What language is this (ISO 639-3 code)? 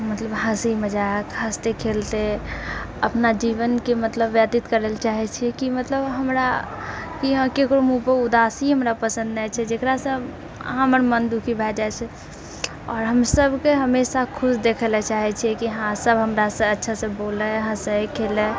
mai